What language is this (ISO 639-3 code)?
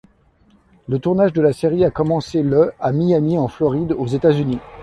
fra